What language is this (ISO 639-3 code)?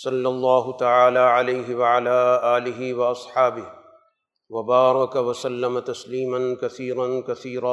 urd